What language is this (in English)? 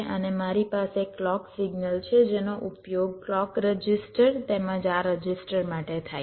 Gujarati